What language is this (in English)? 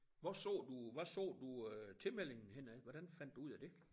Danish